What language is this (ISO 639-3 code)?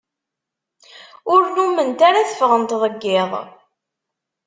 kab